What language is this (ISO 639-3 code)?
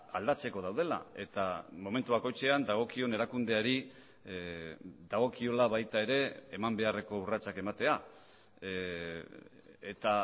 eus